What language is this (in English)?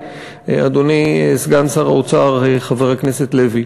Hebrew